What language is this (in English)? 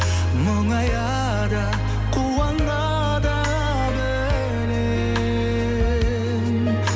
Kazakh